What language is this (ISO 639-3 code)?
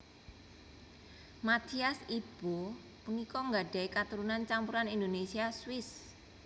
jav